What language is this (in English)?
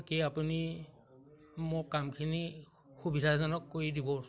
Assamese